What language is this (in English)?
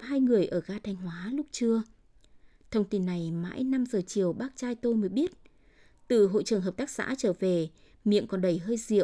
Vietnamese